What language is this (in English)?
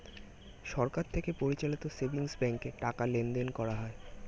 Bangla